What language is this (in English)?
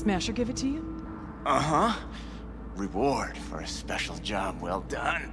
English